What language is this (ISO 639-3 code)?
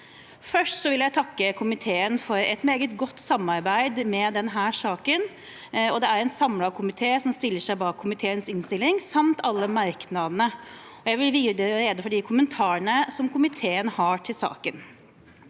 nor